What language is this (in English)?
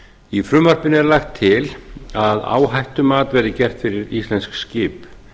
Icelandic